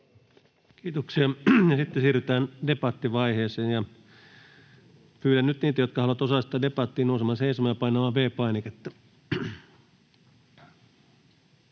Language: Finnish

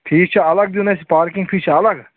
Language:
Kashmiri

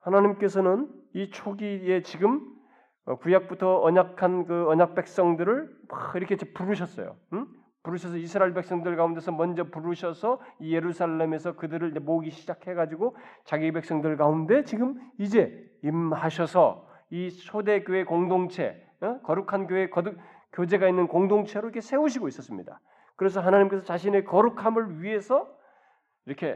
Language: Korean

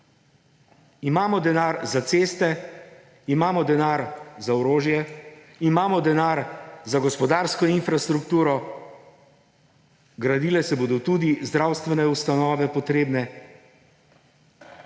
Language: Slovenian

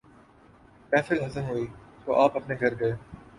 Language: Urdu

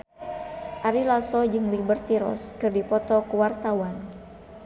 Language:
Sundanese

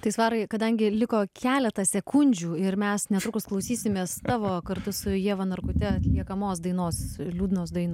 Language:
Lithuanian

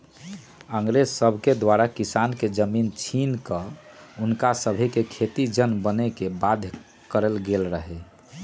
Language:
Magahi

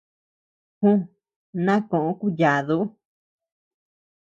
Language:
Tepeuxila Cuicatec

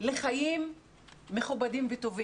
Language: Hebrew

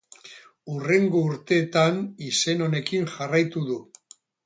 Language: Basque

